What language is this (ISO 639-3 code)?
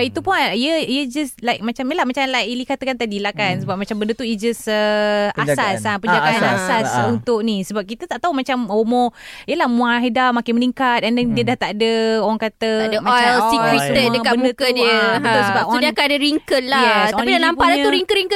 msa